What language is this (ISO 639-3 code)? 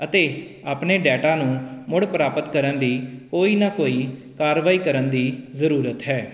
pan